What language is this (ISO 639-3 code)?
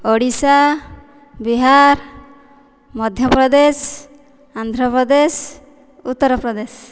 ori